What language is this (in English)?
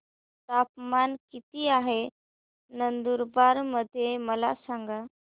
Marathi